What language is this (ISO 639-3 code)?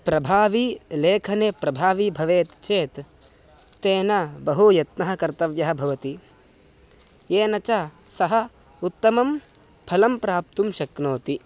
san